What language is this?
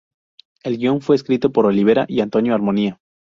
Spanish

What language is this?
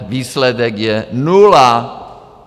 Czech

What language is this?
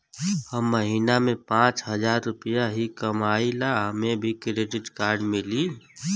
Bhojpuri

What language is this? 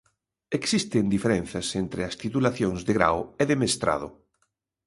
Galician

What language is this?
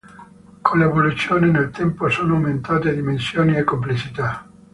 Italian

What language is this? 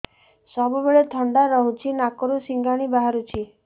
Odia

